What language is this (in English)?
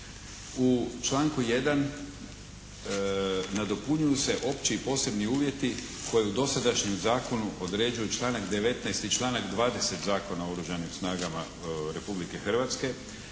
Croatian